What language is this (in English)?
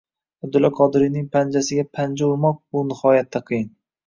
Uzbek